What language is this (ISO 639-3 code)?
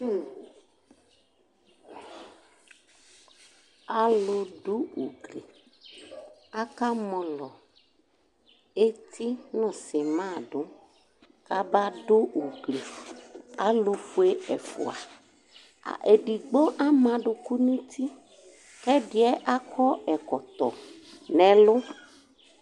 kpo